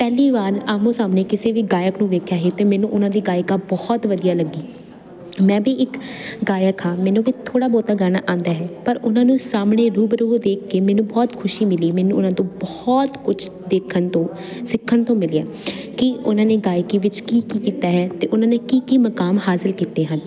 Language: Punjabi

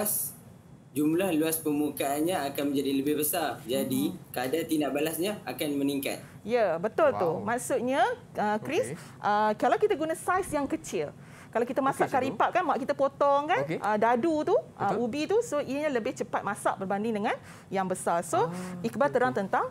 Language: Malay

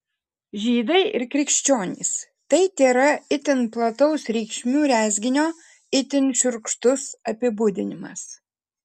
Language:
Lithuanian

